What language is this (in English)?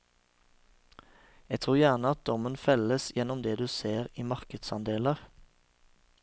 Norwegian